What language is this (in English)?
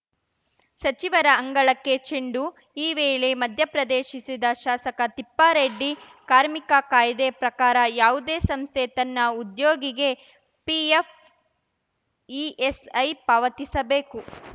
Kannada